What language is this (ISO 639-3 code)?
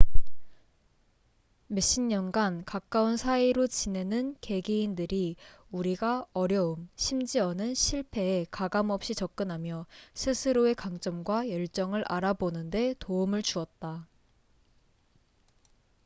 kor